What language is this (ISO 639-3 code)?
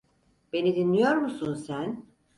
tur